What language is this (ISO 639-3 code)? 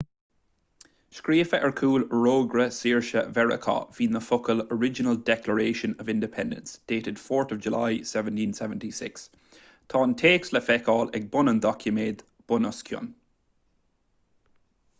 gle